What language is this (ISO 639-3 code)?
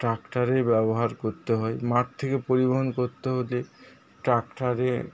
ben